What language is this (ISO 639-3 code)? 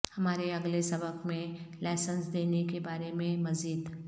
urd